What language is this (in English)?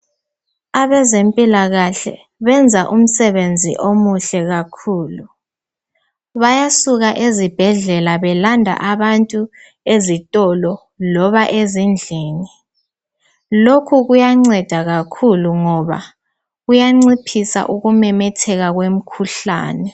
North Ndebele